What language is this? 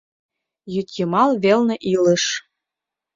Mari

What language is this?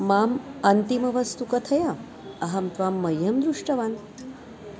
Sanskrit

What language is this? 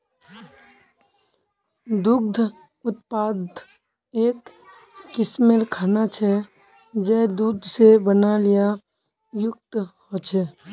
Magahi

